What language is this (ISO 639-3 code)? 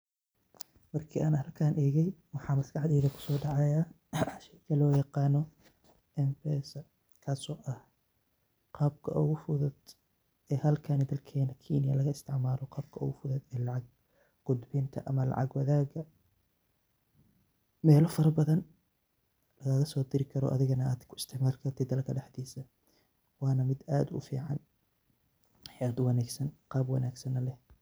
som